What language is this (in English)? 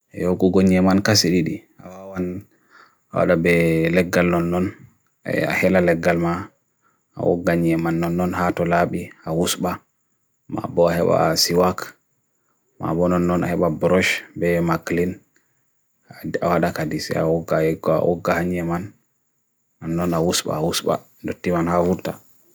Bagirmi Fulfulde